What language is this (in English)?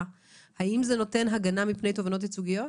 Hebrew